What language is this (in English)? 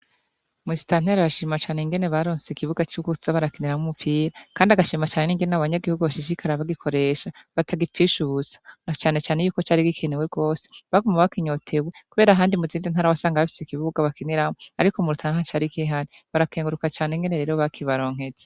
Rundi